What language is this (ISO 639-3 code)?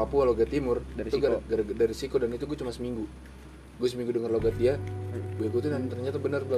ind